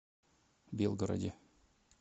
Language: Russian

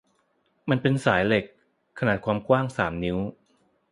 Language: Thai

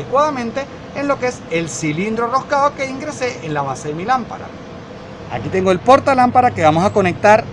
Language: Spanish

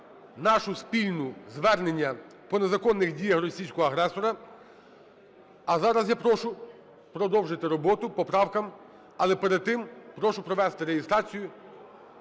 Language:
Ukrainian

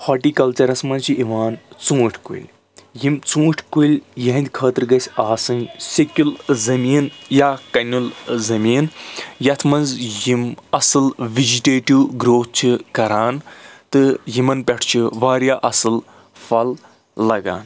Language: Kashmiri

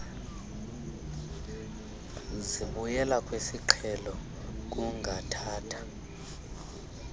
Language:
Xhosa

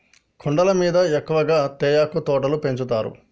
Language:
Telugu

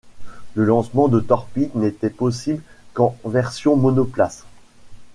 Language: French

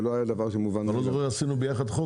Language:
Hebrew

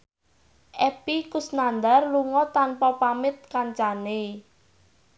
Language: Javanese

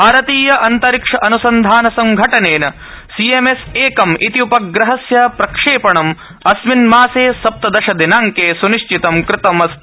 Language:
Sanskrit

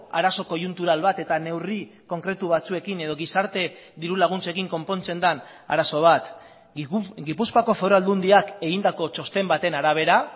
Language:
Basque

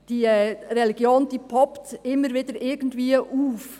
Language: Swiss German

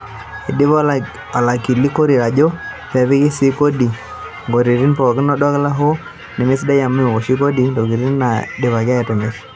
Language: Masai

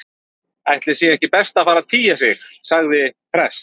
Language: Icelandic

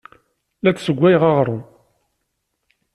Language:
Kabyle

